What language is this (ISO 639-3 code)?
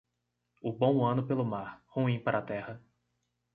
por